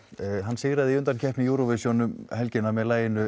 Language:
Icelandic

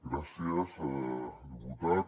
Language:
Catalan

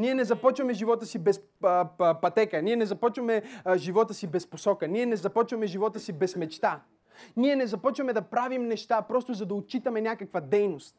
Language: Bulgarian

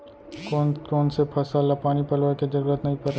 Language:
Chhattisgarhi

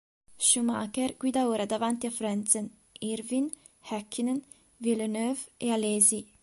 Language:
Italian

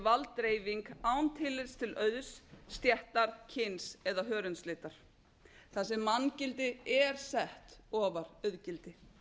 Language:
Icelandic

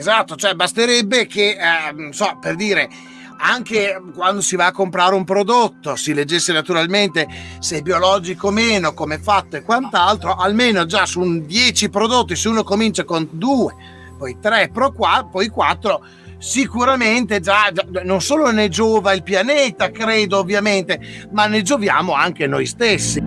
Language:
Italian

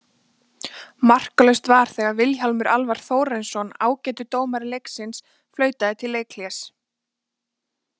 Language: Icelandic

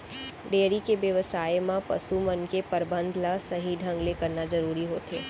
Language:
Chhattisgarhi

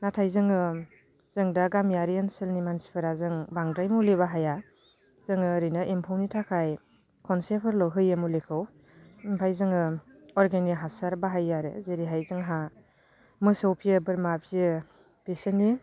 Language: Bodo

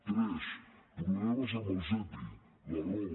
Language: Catalan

